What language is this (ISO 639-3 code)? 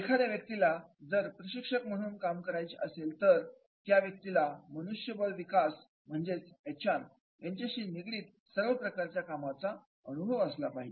mar